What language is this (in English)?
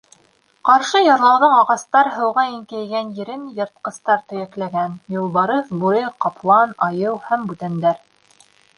Bashkir